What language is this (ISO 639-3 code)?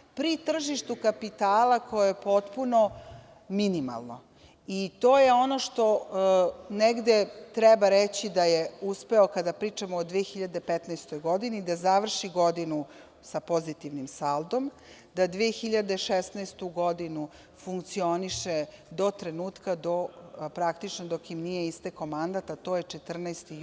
srp